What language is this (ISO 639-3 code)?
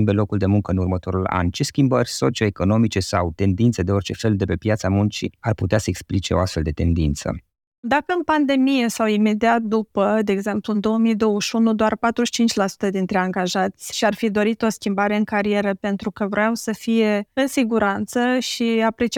ron